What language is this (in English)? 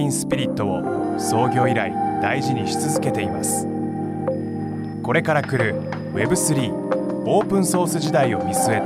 Japanese